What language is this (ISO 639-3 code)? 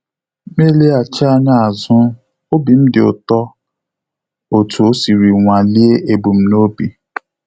ibo